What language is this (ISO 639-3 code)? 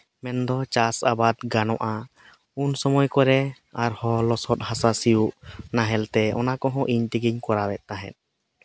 sat